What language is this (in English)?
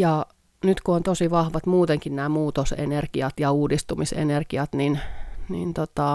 Finnish